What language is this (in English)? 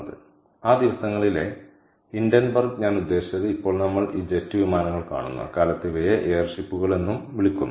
Malayalam